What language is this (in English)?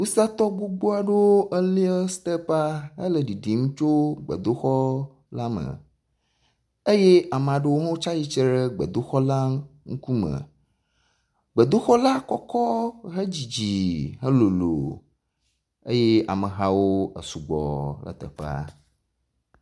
Ewe